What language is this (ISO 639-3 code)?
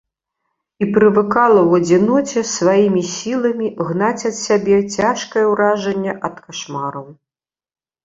bel